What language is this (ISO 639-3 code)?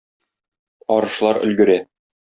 tat